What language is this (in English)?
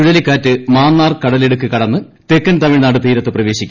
Malayalam